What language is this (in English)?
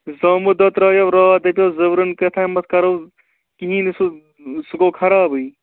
Kashmiri